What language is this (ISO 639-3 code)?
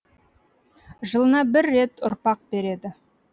kaz